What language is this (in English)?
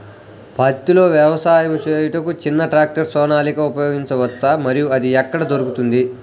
Telugu